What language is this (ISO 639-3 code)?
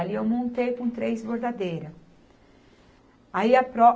por